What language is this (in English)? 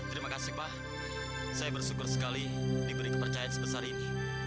Indonesian